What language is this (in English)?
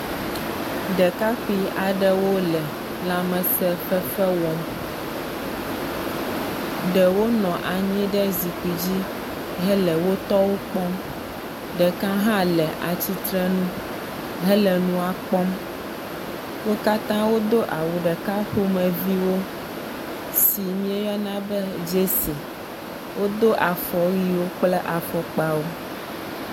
Ewe